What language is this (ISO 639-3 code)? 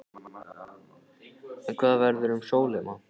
isl